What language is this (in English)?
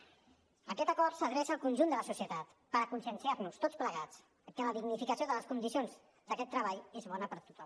Catalan